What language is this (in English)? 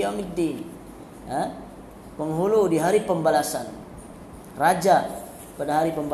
Malay